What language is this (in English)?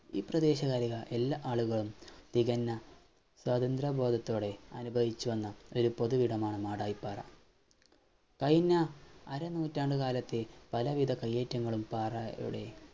Malayalam